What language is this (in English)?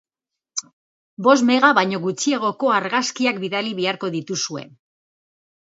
Basque